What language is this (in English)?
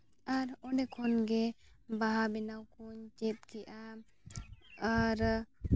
Santali